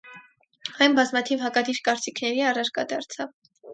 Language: Armenian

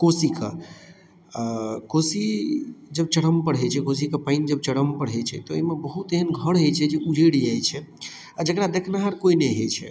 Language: Maithili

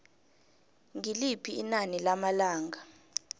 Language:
South Ndebele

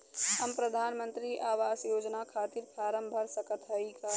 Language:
Bhojpuri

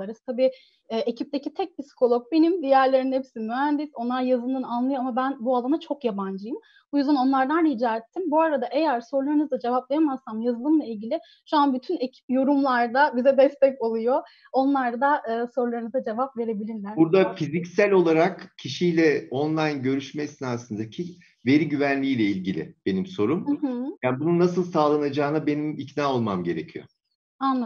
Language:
Turkish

